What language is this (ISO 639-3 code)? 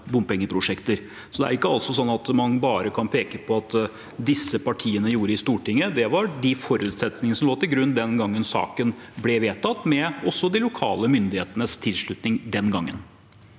nor